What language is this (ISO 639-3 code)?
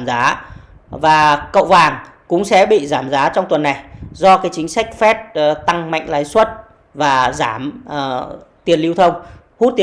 vie